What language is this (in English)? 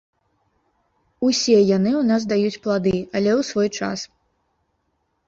Belarusian